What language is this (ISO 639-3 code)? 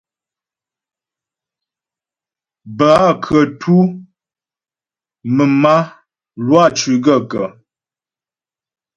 bbj